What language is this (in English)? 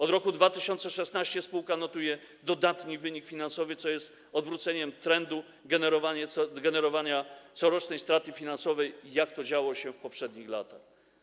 Polish